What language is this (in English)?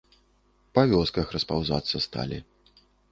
Belarusian